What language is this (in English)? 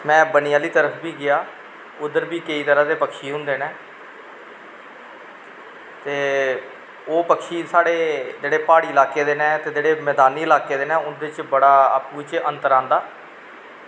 Dogri